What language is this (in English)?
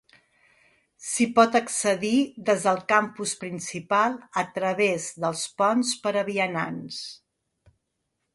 Catalan